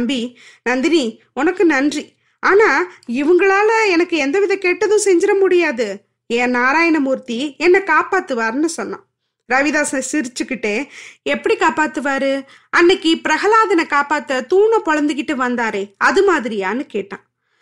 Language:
Tamil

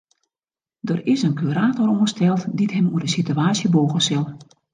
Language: Western Frisian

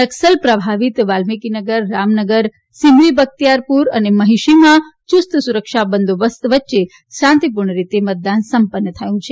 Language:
Gujarati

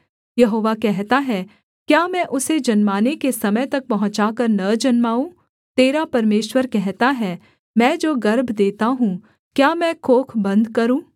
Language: Hindi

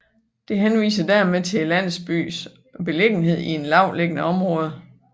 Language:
Danish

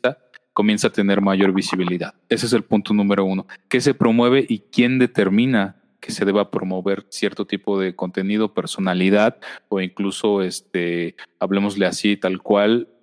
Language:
Spanish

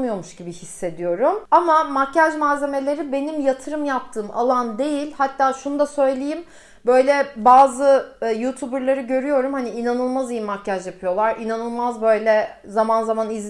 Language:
Turkish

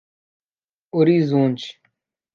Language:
Portuguese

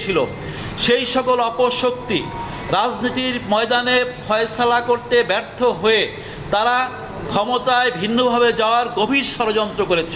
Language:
Bangla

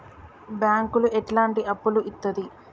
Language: Telugu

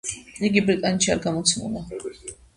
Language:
Georgian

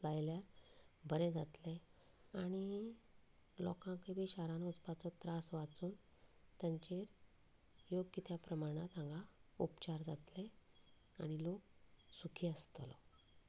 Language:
Konkani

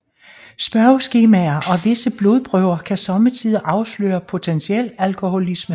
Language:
Danish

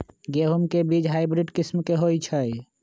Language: Magahi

